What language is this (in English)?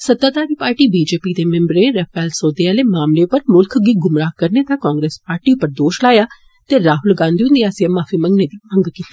Dogri